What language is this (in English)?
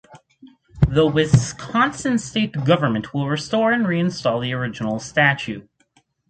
English